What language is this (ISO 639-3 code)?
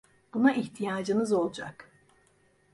tur